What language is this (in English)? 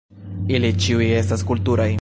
Esperanto